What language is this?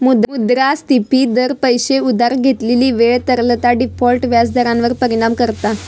Marathi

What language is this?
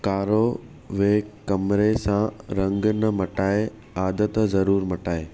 Sindhi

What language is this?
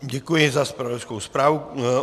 Czech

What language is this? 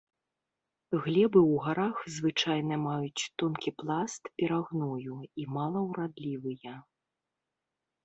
Belarusian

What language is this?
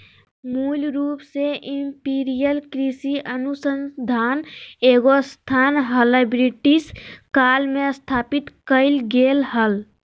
Magahi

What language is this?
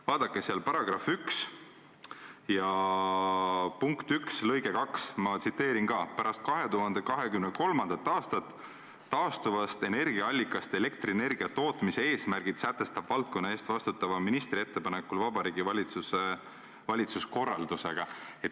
Estonian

